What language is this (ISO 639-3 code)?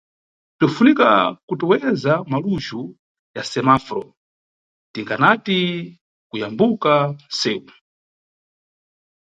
nyu